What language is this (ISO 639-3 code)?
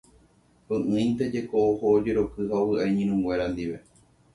grn